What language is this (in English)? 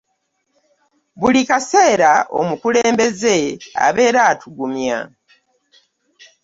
Ganda